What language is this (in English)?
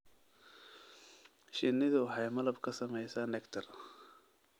Somali